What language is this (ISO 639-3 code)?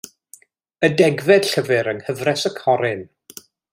cym